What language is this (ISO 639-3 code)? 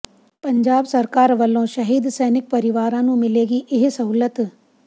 pan